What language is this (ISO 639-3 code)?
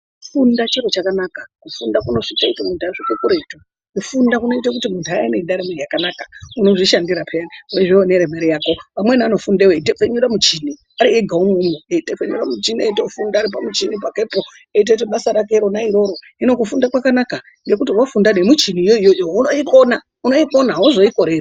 ndc